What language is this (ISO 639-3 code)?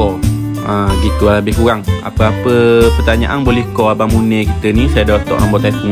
msa